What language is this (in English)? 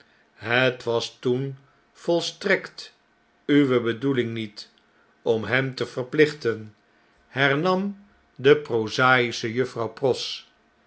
Dutch